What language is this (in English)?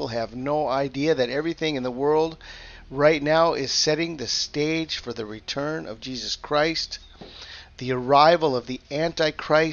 English